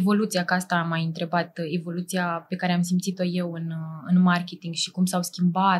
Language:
Romanian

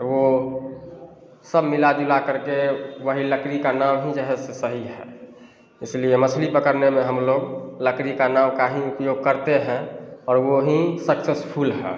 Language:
Hindi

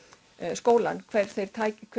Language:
Icelandic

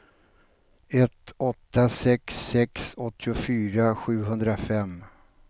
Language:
Swedish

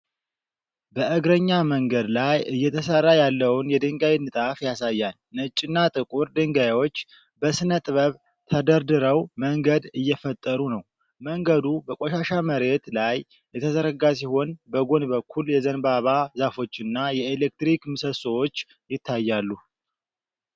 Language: Amharic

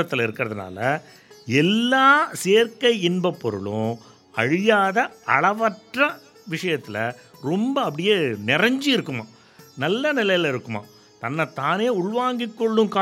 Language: Tamil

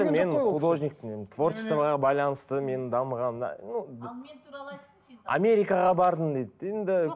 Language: Kazakh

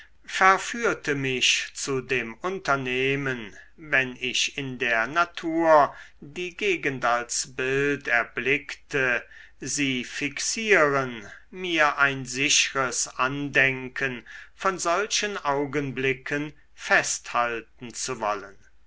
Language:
German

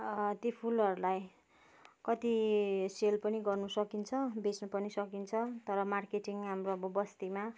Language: Nepali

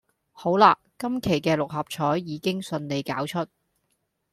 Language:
Cantonese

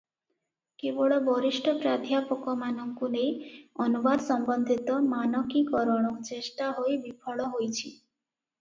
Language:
Odia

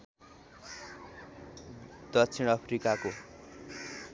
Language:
Nepali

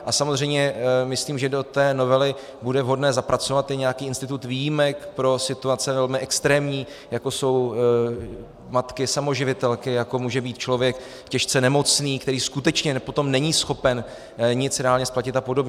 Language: Czech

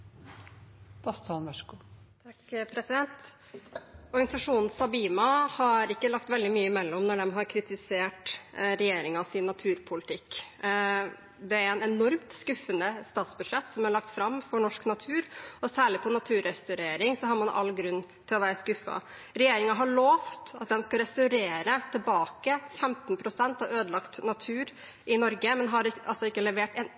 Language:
Norwegian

